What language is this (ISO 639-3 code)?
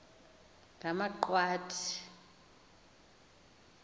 xho